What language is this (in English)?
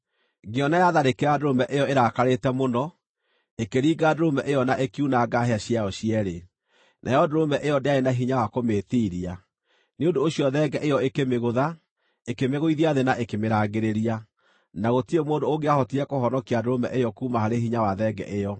Kikuyu